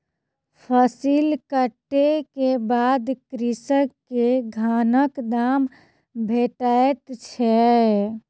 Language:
Maithili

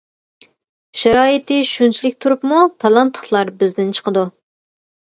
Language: Uyghur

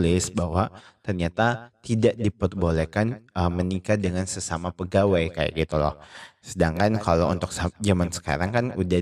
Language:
Indonesian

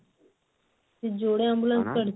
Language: Odia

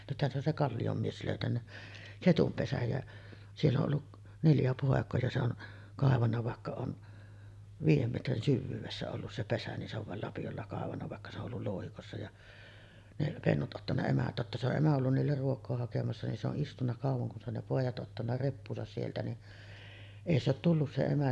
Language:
Finnish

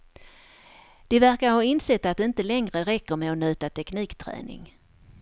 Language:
Swedish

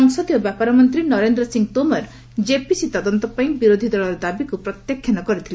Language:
Odia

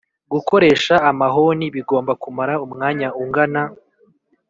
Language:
Kinyarwanda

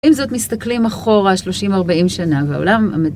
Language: Hebrew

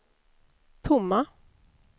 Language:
Swedish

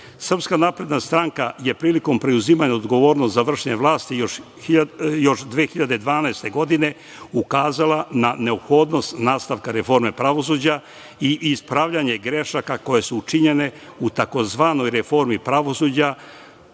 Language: Serbian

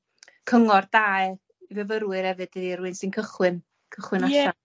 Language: Welsh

